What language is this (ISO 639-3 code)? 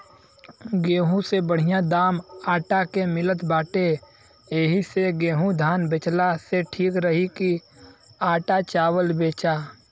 bho